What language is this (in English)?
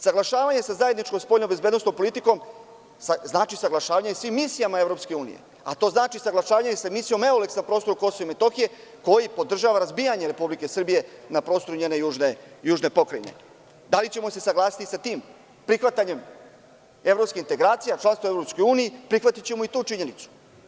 Serbian